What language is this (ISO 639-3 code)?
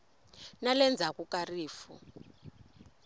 tso